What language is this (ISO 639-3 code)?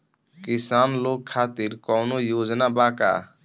bho